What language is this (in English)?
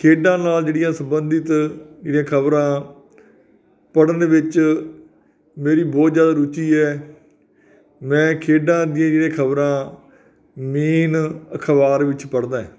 Punjabi